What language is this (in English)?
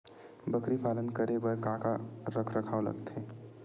Chhattisgarhi